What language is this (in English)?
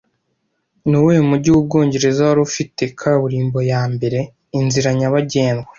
Kinyarwanda